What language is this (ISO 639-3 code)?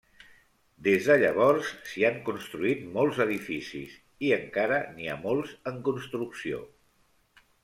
cat